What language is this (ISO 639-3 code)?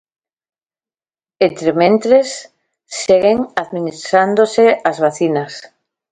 glg